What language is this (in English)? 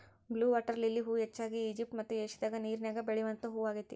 Kannada